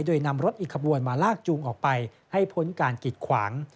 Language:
Thai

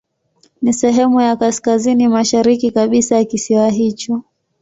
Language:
Swahili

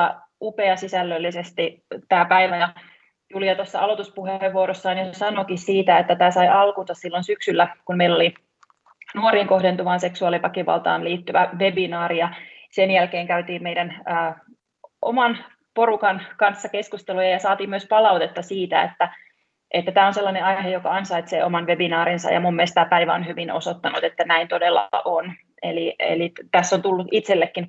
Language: Finnish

